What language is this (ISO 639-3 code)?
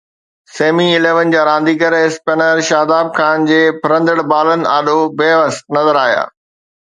snd